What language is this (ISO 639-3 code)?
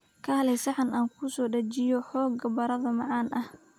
som